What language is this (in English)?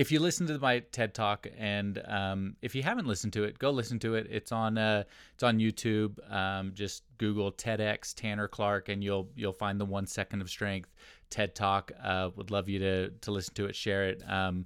English